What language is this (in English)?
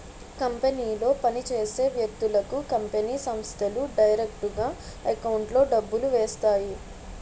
Telugu